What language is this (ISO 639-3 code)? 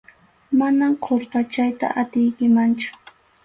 qxu